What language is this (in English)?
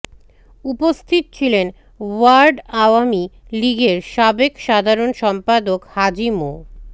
Bangla